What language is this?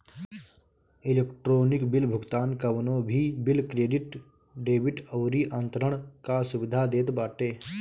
Bhojpuri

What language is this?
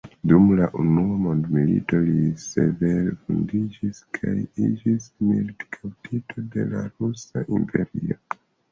Esperanto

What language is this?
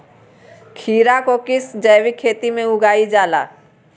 Magahi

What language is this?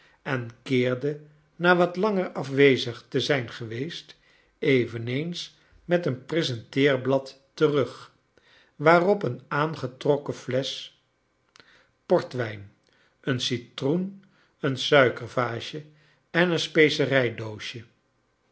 Dutch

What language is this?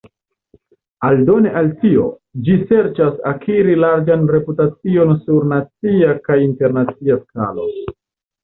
Esperanto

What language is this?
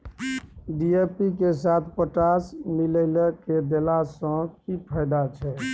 Maithili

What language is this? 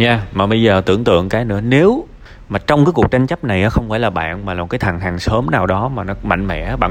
Vietnamese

